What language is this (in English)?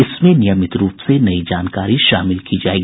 Hindi